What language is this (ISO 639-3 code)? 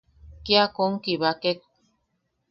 yaq